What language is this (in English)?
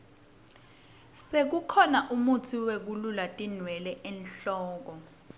Swati